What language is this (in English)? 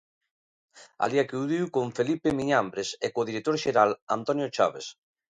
Galician